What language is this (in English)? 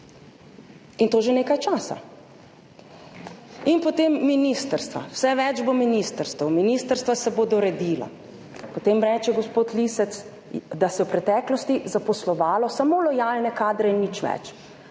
Slovenian